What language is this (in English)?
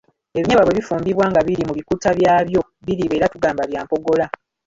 Ganda